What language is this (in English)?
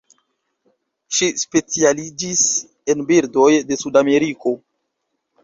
Esperanto